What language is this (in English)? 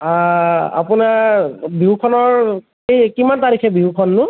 Assamese